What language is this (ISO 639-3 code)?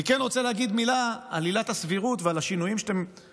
heb